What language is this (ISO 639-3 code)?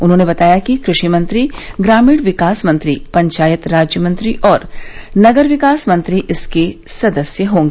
hin